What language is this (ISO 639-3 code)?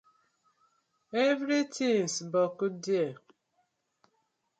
pcm